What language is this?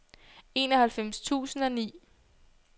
Danish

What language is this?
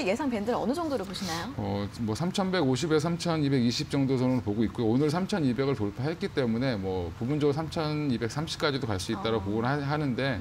Korean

